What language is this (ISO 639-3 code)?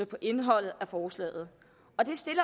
dan